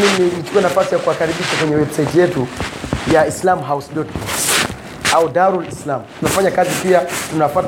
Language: Swahili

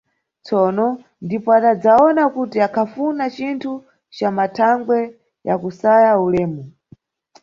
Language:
Nyungwe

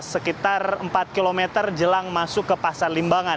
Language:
Indonesian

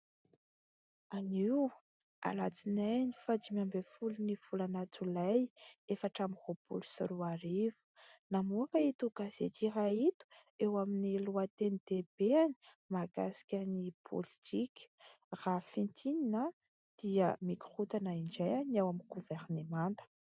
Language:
Malagasy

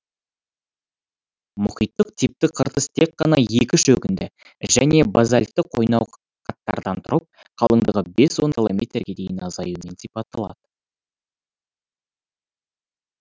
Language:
Kazakh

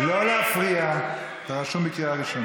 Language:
Hebrew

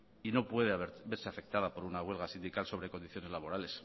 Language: Spanish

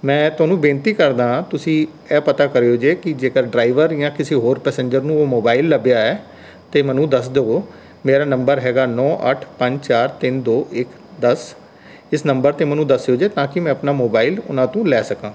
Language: Punjabi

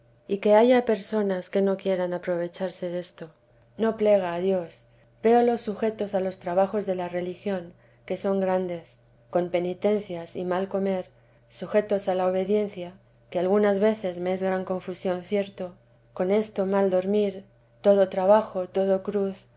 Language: Spanish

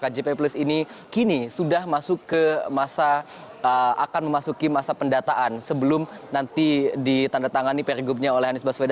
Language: Indonesian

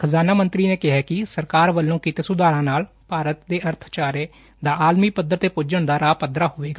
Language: Punjabi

